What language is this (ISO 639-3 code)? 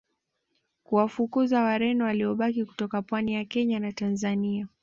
swa